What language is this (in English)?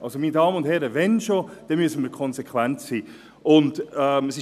Swiss German